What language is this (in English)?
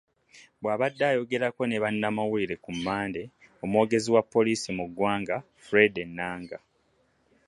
Ganda